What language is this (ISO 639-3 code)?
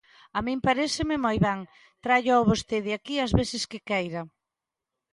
glg